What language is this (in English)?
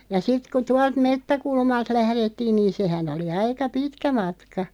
Finnish